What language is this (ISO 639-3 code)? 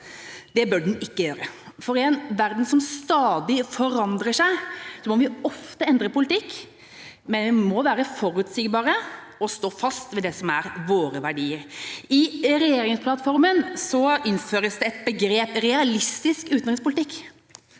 nor